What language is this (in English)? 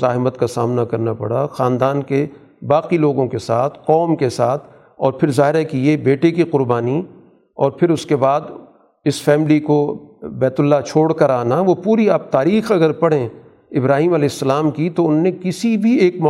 Urdu